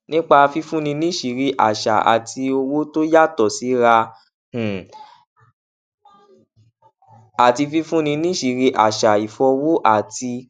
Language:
Yoruba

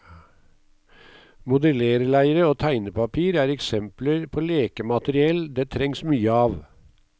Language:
Norwegian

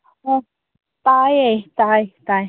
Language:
Manipuri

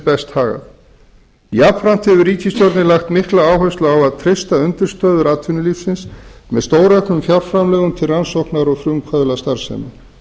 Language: Icelandic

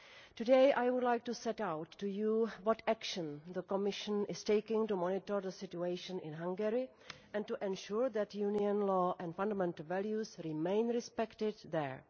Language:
English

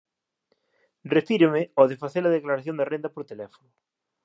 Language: Galician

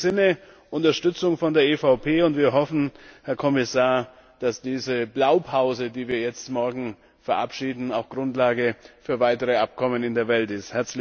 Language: German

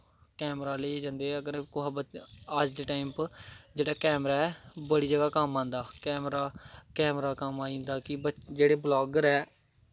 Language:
Dogri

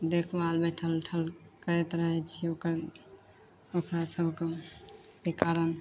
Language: Maithili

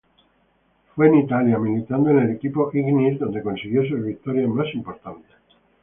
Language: Spanish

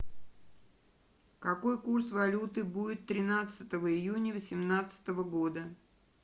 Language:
Russian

